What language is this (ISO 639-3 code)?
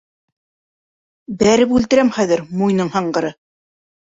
bak